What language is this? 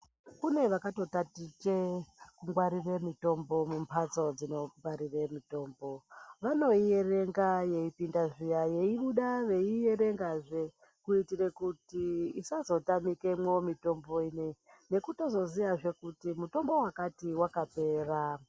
Ndau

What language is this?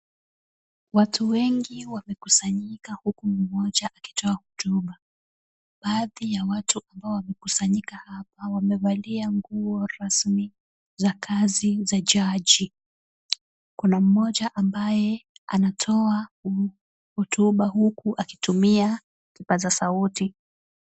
Swahili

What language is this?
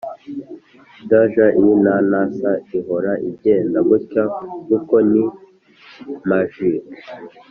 Kinyarwanda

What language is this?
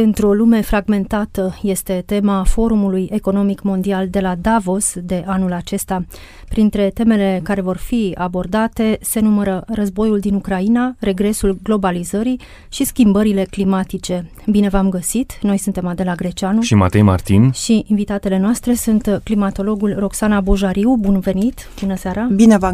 Romanian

